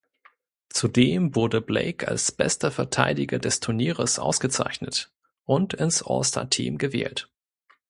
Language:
German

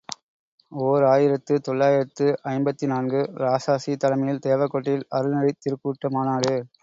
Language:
Tamil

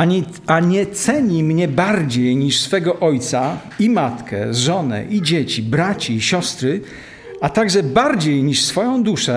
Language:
Polish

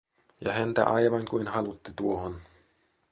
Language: Finnish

